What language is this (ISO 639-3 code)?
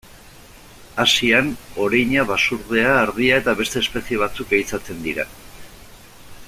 eus